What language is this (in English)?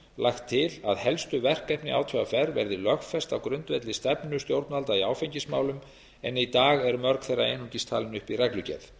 Icelandic